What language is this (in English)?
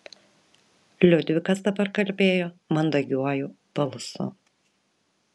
Lithuanian